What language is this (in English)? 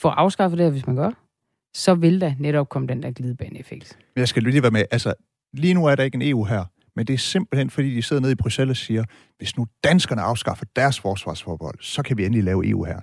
Danish